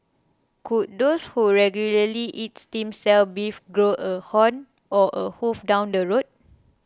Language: English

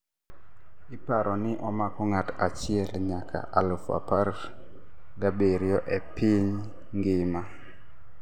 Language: Luo (Kenya and Tanzania)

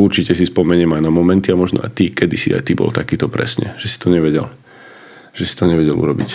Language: Slovak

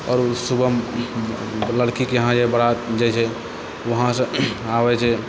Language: Maithili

